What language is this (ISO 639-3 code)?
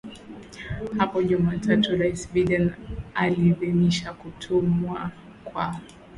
swa